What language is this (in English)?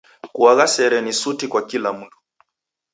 Taita